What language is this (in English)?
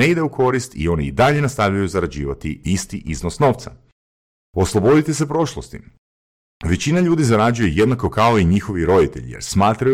Croatian